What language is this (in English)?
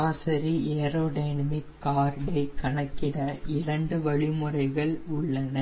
Tamil